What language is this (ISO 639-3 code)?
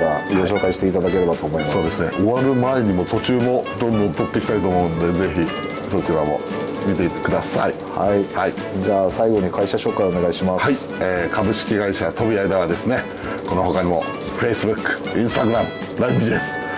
jpn